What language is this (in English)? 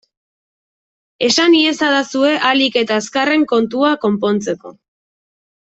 Basque